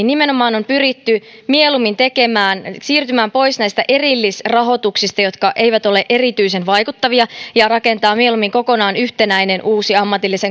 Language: Finnish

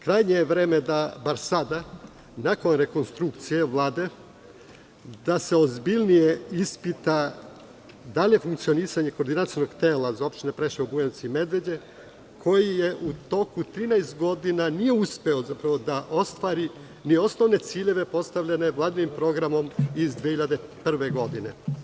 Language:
Serbian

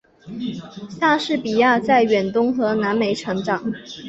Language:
Chinese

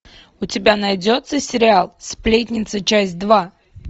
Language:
Russian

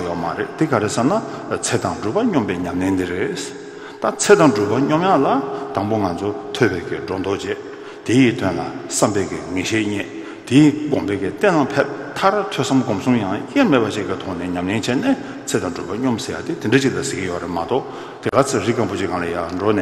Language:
Korean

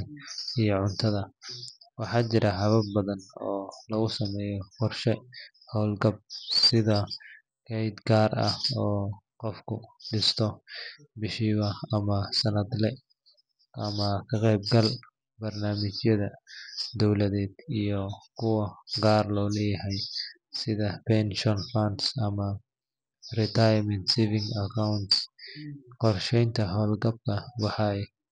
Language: Somali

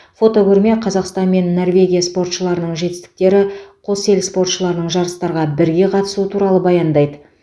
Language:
Kazakh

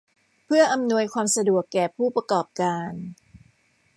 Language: Thai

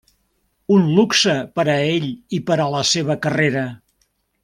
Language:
Catalan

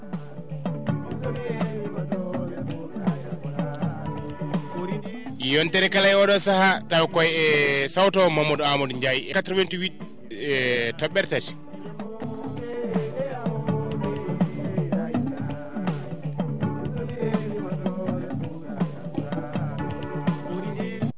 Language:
Fula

